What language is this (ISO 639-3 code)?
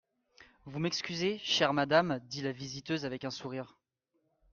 fra